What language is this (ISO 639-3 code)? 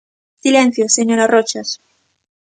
glg